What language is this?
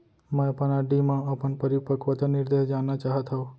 Chhattisgarhi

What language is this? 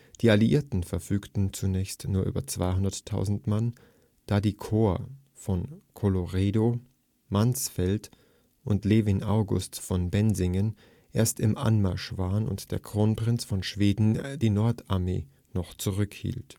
German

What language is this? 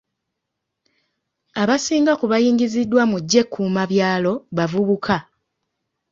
Ganda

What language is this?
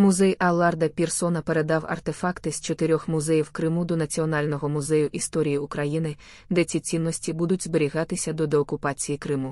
Ukrainian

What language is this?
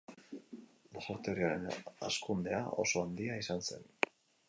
Basque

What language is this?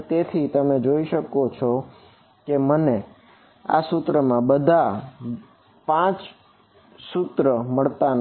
Gujarati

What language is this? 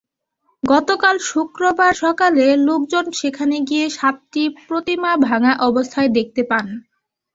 Bangla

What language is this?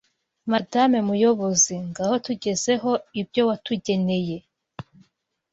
Kinyarwanda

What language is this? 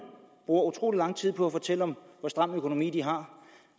Danish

